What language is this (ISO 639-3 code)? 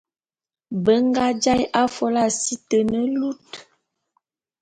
bum